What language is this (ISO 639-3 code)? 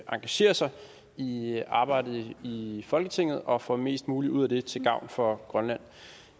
dan